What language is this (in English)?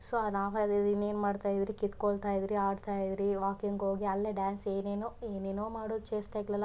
Kannada